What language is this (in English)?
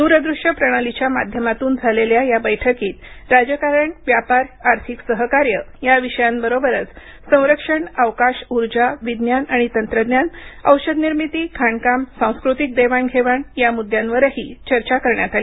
Marathi